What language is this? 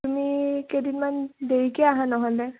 Assamese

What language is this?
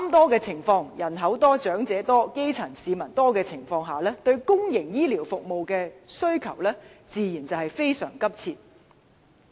Cantonese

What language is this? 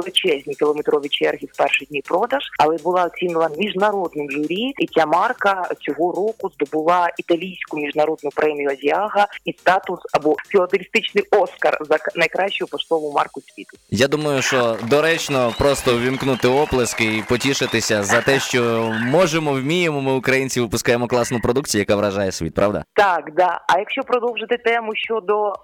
Ukrainian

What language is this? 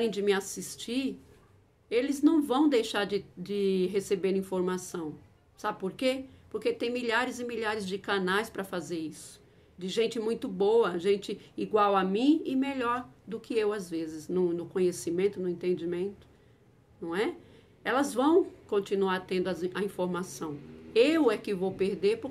Portuguese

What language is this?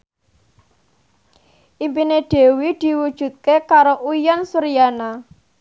Javanese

